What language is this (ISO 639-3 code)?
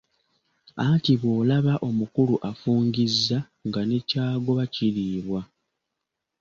lug